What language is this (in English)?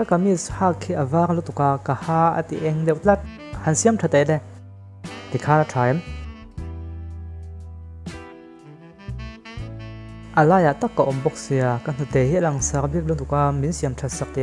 Thai